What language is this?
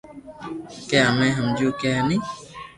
Loarki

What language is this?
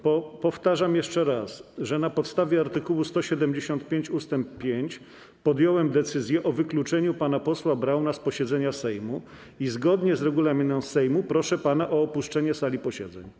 Polish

